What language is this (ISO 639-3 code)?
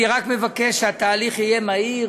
heb